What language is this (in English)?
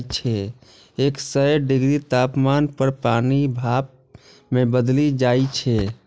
Maithili